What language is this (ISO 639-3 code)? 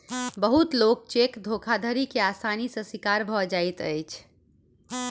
mai